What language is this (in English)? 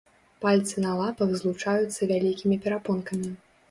Belarusian